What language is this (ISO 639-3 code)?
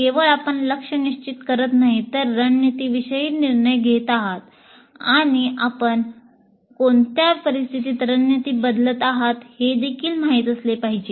mar